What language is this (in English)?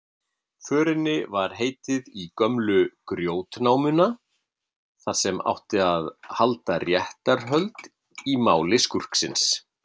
Icelandic